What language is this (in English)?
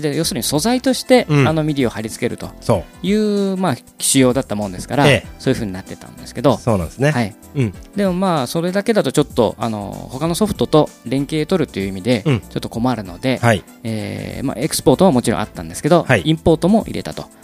Japanese